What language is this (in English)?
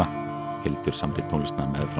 Icelandic